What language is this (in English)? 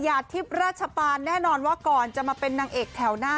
Thai